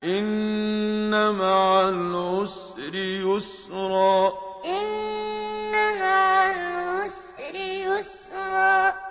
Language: Arabic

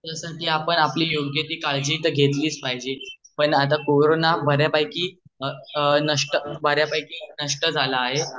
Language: Marathi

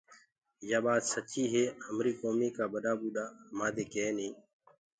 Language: Gurgula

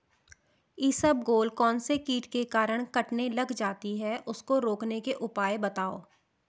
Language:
Hindi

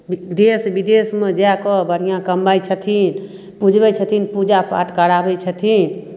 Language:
Maithili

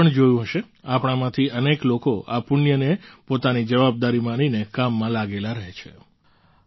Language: Gujarati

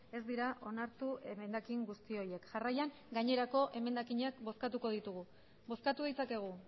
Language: Basque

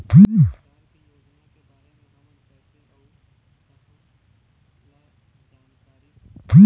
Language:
Chhattisgarhi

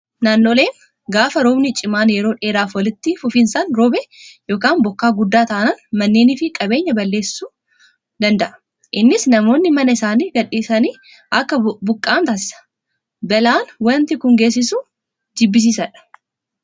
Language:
Oromo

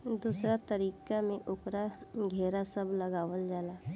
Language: Bhojpuri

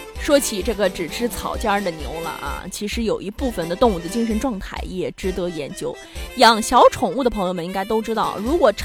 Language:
Chinese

